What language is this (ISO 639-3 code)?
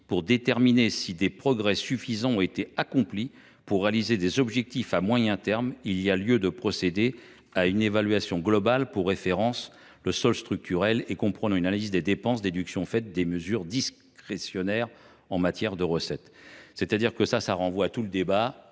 fra